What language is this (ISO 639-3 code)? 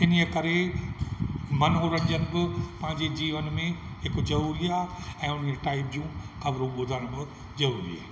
snd